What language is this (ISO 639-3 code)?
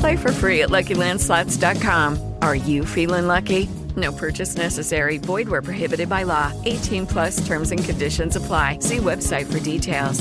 ita